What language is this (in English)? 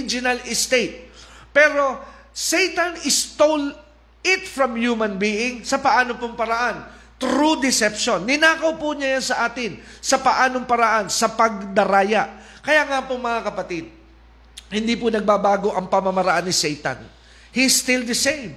Filipino